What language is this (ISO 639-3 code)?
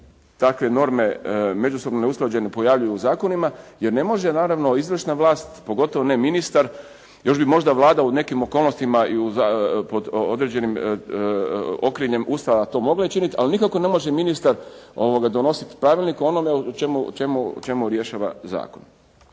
hrv